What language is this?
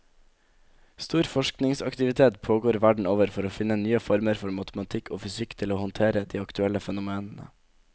Norwegian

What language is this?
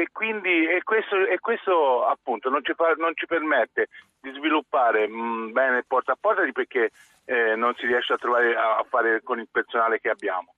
Italian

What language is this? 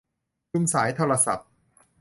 Thai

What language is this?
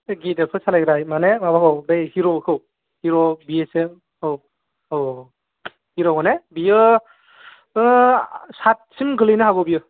Bodo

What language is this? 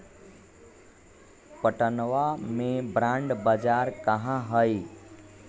Magahi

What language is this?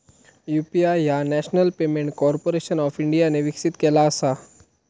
Marathi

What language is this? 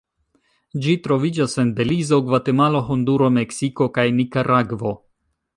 Esperanto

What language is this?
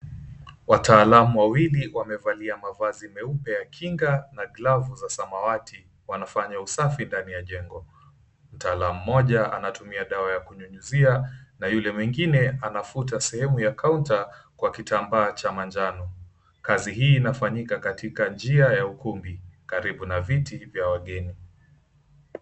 Swahili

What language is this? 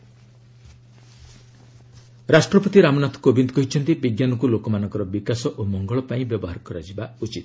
Odia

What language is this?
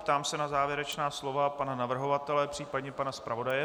Czech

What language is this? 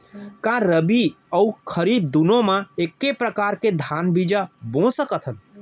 Chhattisgarhi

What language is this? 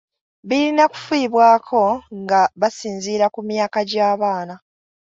Ganda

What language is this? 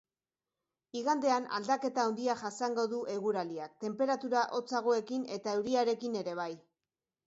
Basque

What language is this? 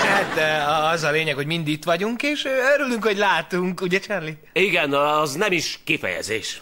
Hungarian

